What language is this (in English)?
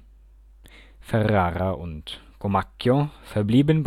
German